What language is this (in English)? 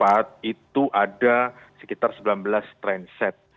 Indonesian